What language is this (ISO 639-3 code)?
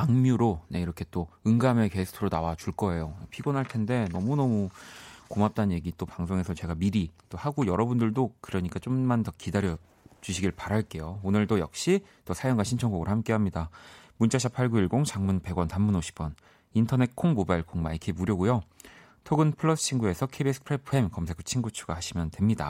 kor